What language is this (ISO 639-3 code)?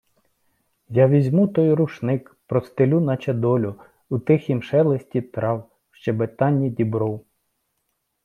ukr